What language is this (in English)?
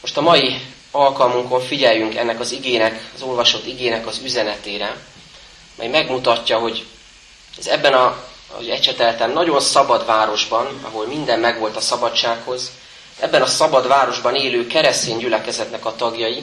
Hungarian